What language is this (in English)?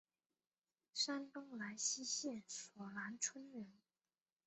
Chinese